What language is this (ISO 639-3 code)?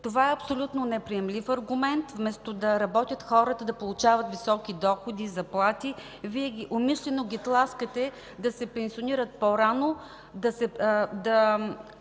bul